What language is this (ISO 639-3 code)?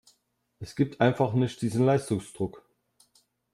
deu